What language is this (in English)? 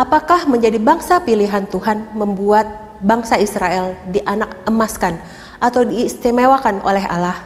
Indonesian